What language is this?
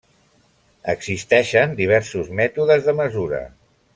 Catalan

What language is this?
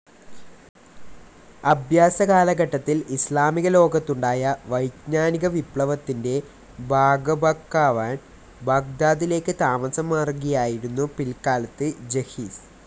Malayalam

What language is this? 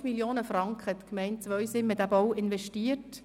Swiss German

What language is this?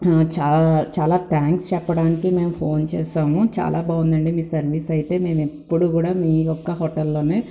Telugu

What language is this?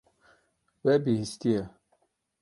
Kurdish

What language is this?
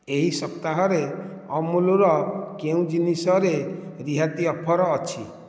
Odia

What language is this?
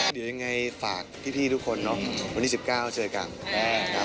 Thai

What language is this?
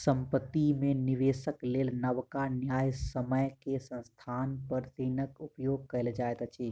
Maithili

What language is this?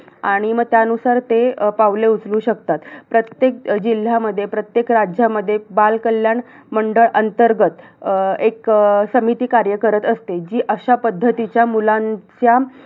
Marathi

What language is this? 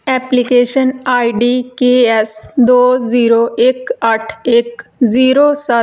Punjabi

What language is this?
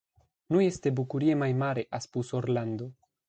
Romanian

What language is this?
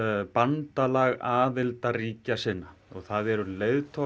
Icelandic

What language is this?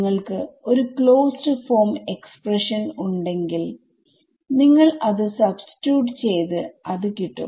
Malayalam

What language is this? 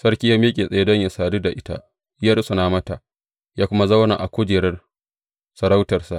Hausa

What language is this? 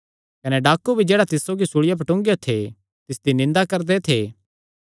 Kangri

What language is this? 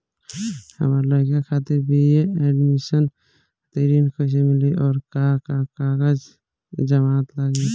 Bhojpuri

